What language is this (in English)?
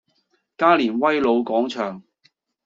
Cantonese